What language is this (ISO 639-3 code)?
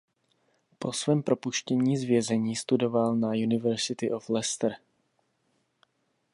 ces